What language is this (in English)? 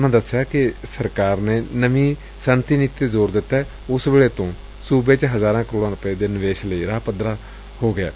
Punjabi